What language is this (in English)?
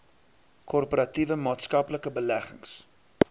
Afrikaans